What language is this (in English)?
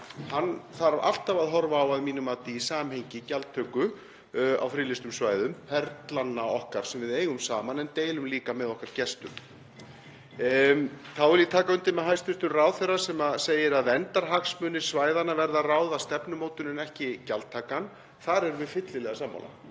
Icelandic